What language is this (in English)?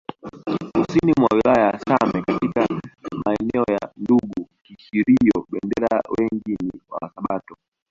Swahili